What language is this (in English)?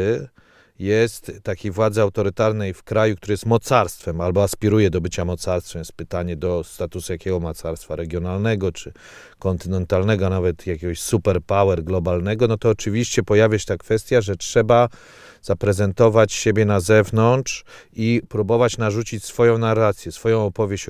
Polish